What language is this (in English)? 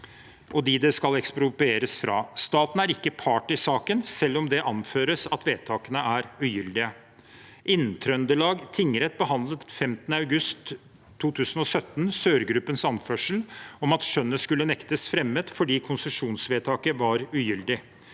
Norwegian